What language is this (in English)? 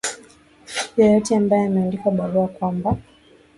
Swahili